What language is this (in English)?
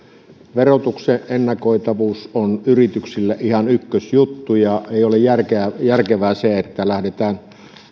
Finnish